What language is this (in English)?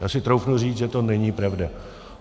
Czech